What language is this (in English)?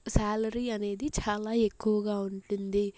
Telugu